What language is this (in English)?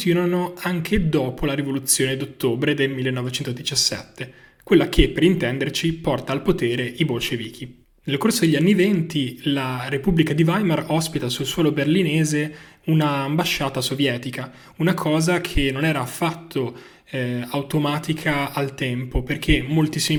Italian